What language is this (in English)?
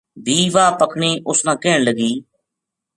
Gujari